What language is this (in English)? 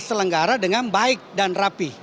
Indonesian